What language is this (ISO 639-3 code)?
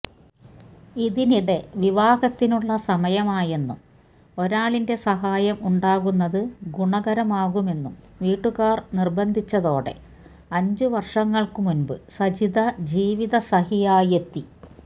mal